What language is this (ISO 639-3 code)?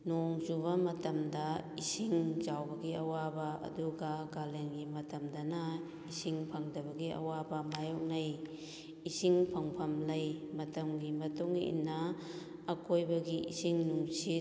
mni